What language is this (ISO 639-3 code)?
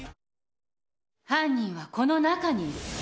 jpn